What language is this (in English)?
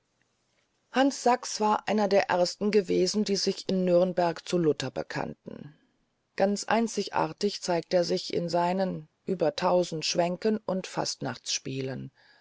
German